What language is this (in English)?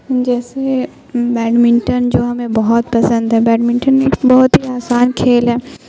Urdu